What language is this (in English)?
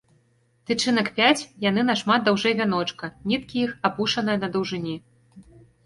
Belarusian